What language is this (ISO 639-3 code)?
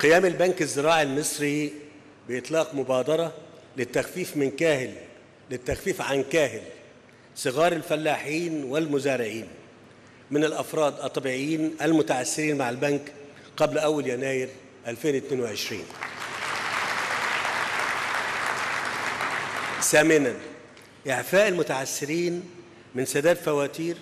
ara